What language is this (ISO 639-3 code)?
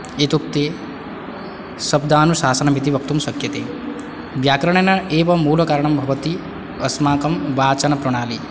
san